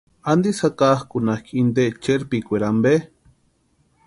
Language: Western Highland Purepecha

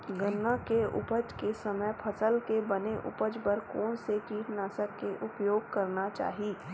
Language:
Chhattisgarhi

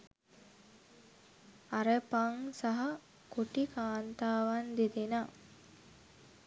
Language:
Sinhala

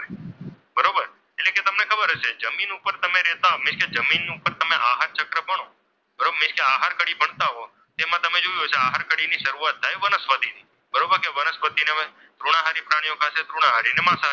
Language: Gujarati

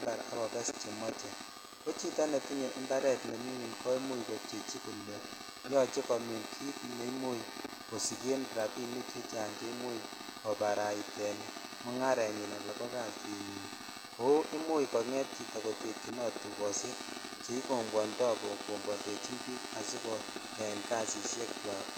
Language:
Kalenjin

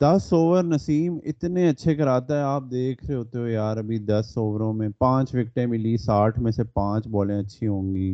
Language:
Urdu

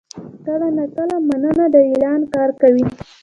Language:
Pashto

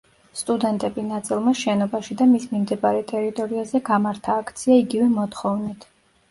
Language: Georgian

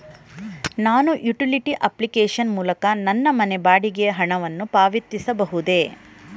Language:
Kannada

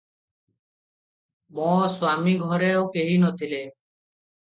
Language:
Odia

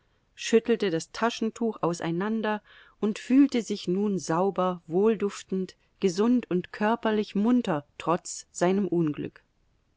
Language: German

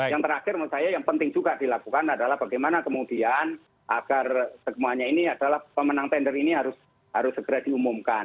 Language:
Indonesian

